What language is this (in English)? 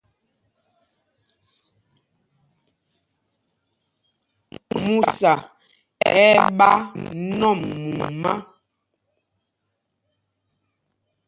Mpumpong